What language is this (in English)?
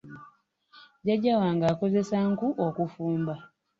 Ganda